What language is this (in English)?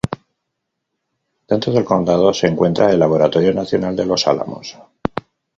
Spanish